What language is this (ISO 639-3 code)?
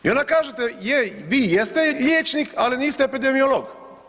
hrv